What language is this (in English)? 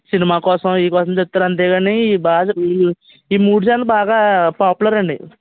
Telugu